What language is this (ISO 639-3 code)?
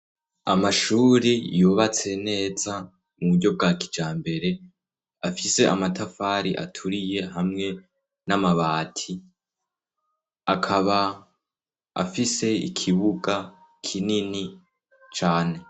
run